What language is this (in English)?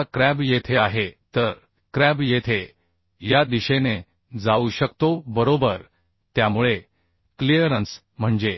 Marathi